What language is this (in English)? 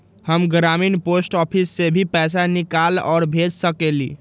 Magahi